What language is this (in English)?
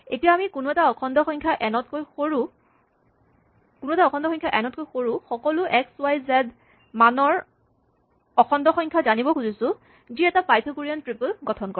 Assamese